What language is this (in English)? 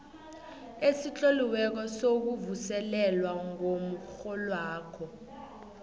South Ndebele